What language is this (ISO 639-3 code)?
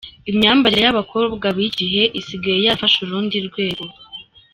kin